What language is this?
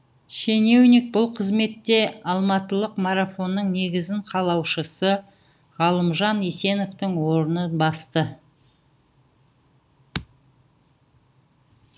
Kazakh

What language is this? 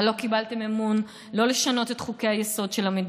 Hebrew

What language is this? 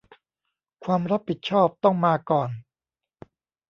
Thai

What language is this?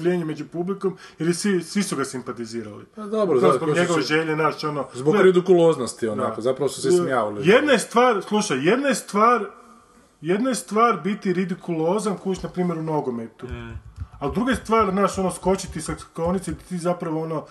Croatian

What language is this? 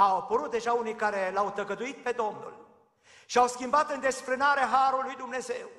Romanian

